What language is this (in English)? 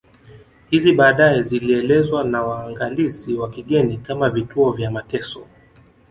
Swahili